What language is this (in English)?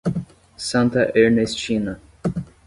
Portuguese